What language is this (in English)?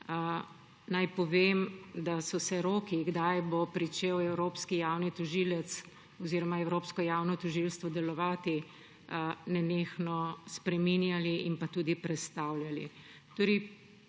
Slovenian